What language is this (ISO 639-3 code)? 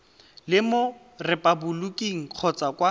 tsn